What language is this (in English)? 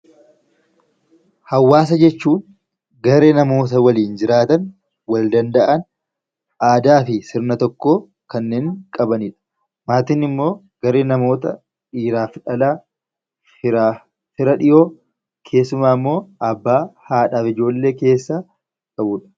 Oromo